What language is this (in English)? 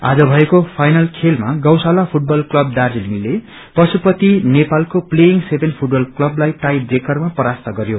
Nepali